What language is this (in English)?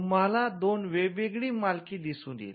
Marathi